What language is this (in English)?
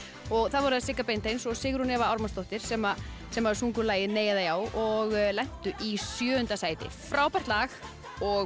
Icelandic